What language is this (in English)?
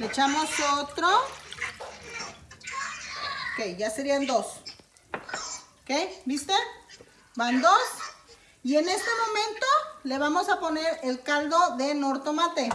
Spanish